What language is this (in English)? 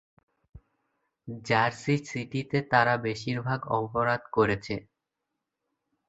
Bangla